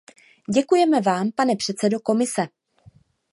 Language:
Czech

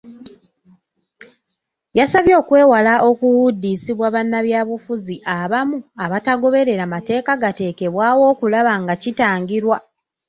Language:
Ganda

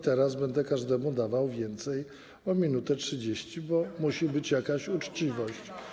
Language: Polish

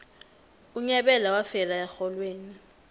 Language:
South Ndebele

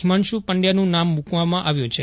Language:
Gujarati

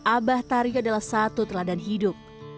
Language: Indonesian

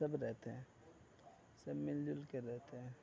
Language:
Urdu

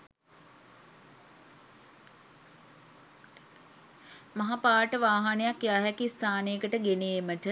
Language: Sinhala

